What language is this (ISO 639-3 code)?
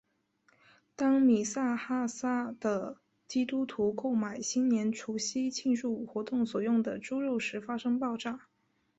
zho